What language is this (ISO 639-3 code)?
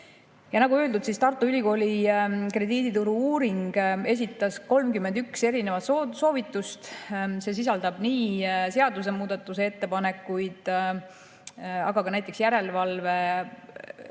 est